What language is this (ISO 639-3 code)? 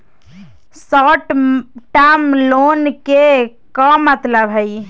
mag